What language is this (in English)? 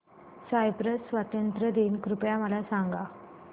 Marathi